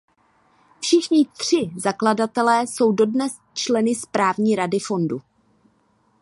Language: Czech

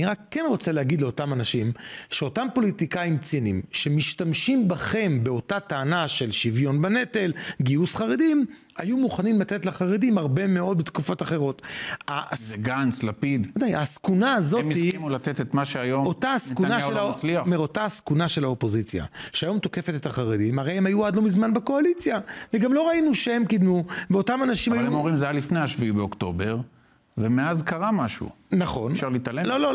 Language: Hebrew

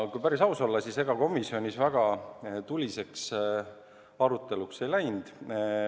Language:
Estonian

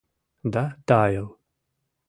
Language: Mari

